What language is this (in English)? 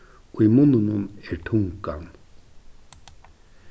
Faroese